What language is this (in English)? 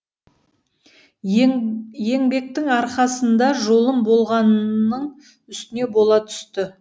Kazakh